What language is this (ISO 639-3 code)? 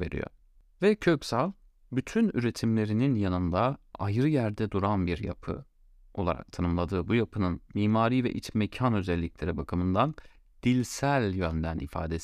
tur